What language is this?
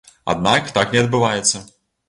Belarusian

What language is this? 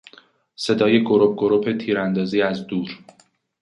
Persian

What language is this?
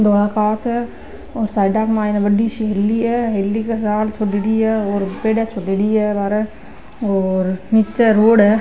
Marwari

